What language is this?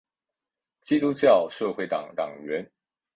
Chinese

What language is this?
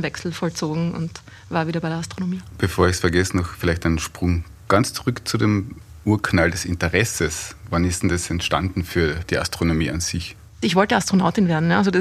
German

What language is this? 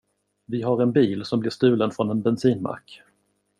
Swedish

